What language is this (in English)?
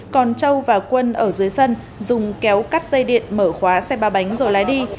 Vietnamese